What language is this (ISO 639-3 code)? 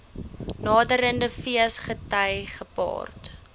afr